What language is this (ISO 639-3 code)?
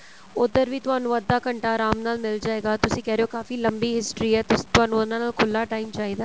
pan